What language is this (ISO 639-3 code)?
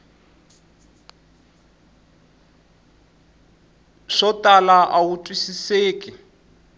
tso